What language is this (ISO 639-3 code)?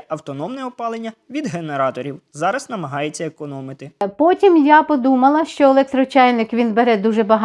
ukr